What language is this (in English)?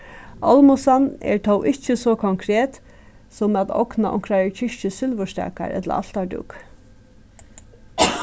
Faroese